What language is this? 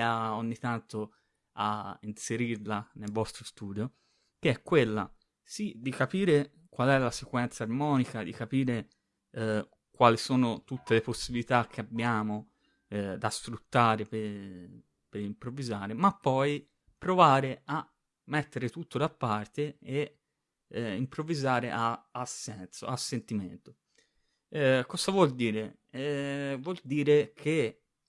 Italian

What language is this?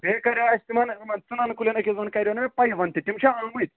Kashmiri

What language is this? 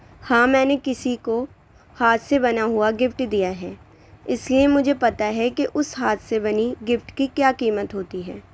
Urdu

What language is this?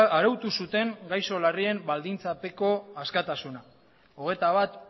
Basque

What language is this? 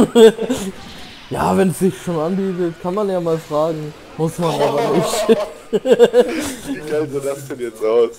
German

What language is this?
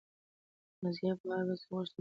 Pashto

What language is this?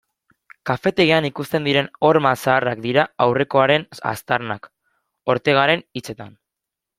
Basque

